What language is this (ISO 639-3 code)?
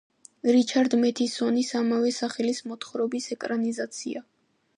kat